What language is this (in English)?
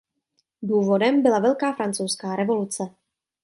Czech